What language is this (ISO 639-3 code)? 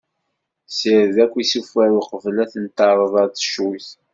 kab